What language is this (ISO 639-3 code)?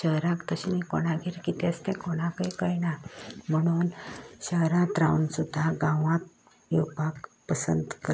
kok